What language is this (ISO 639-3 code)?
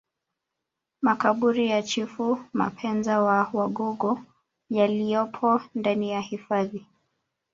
swa